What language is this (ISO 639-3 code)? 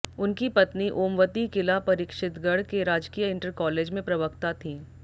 hin